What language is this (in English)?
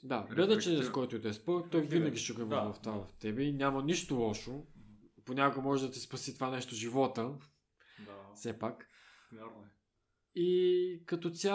Bulgarian